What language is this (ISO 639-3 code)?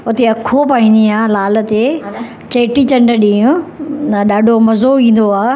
snd